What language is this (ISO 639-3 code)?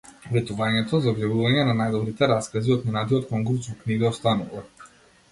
mkd